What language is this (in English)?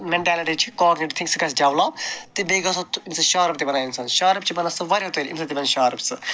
Kashmiri